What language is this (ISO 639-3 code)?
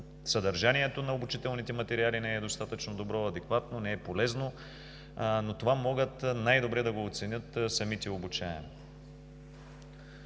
bul